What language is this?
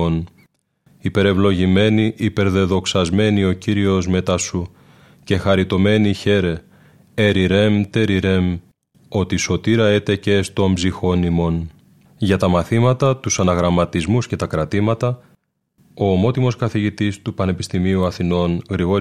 Greek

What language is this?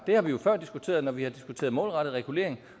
Danish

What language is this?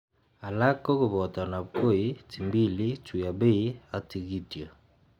Kalenjin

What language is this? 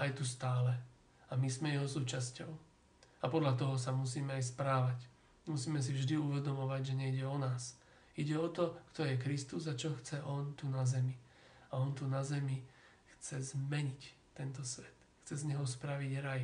Slovak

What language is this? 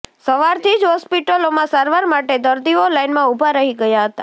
Gujarati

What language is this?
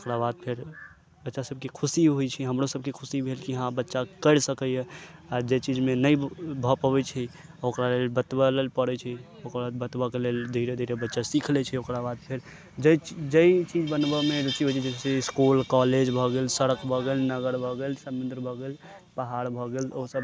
Maithili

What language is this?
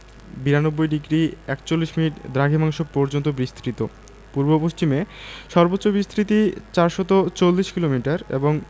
Bangla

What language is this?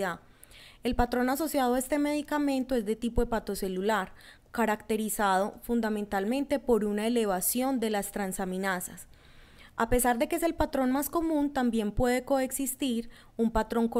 Spanish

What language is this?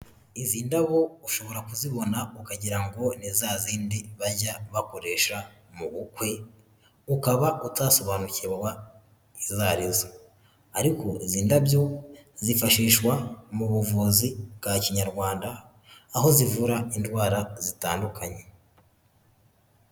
Kinyarwanda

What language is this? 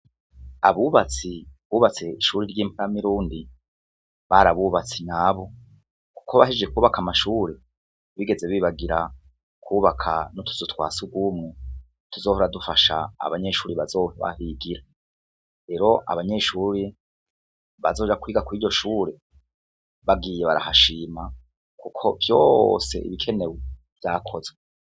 Rundi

